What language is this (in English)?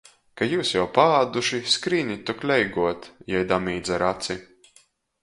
Latgalian